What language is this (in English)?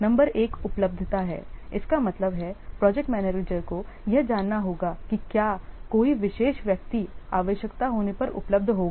Hindi